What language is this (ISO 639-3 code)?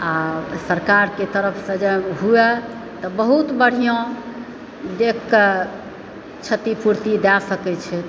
mai